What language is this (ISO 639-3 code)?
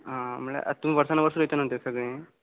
kok